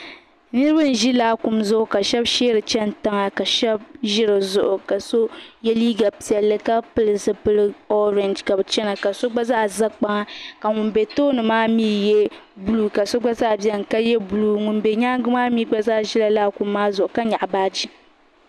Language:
Dagbani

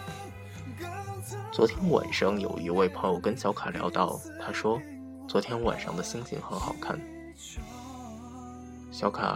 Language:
Chinese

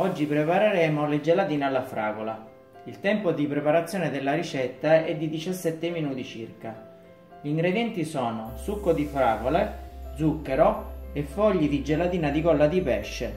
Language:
Italian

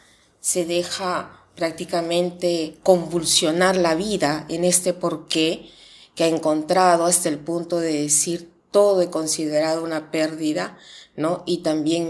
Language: Spanish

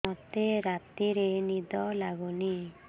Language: Odia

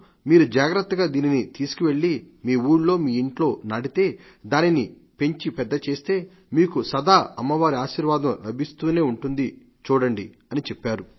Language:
Telugu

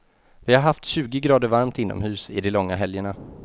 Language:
Swedish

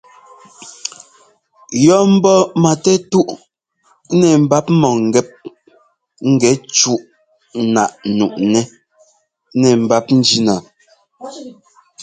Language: Ngomba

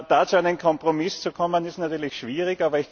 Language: German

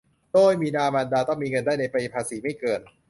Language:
Thai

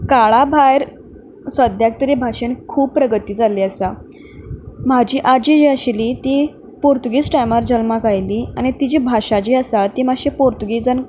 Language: Konkani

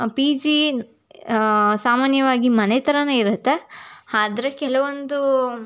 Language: Kannada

